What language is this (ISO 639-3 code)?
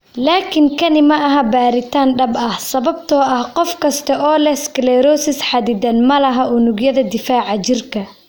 som